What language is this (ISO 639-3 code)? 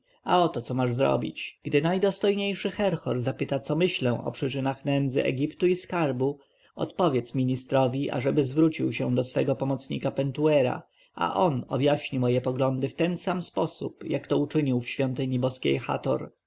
pol